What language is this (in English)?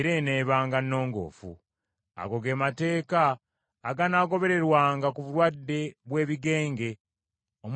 Ganda